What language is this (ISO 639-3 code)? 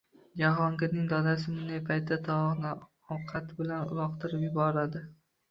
uzb